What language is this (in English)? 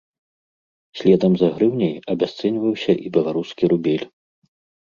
Belarusian